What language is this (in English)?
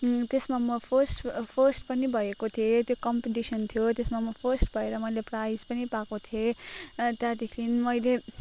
Nepali